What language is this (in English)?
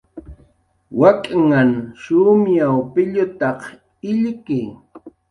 Jaqaru